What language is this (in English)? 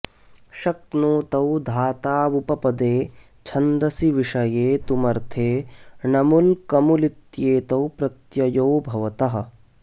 Sanskrit